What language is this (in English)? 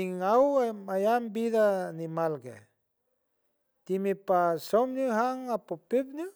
San Francisco Del Mar Huave